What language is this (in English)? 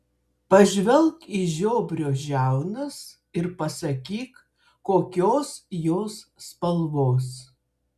Lithuanian